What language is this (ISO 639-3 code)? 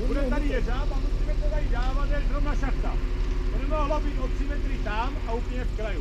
ces